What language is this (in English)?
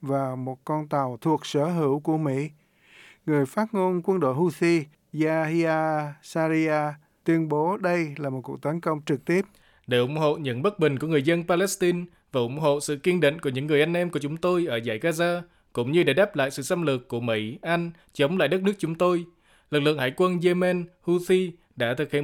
Vietnamese